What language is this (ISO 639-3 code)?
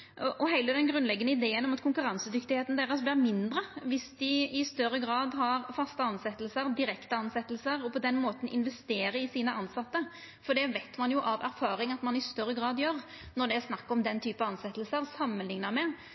nno